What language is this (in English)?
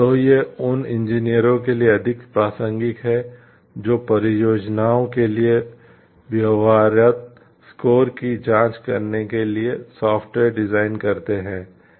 Hindi